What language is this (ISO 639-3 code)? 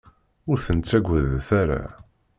kab